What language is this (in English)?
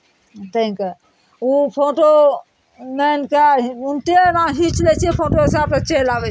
Maithili